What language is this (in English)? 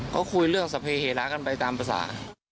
Thai